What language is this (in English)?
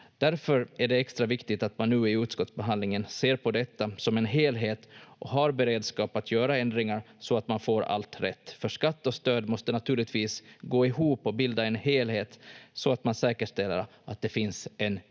Finnish